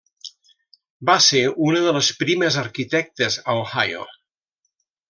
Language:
Catalan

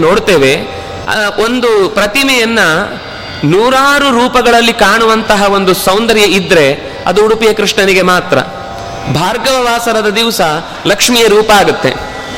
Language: Kannada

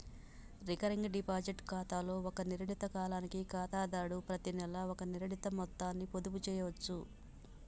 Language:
Telugu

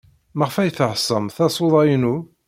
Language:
Kabyle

